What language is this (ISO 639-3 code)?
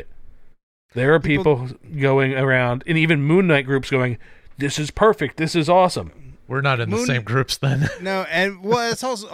eng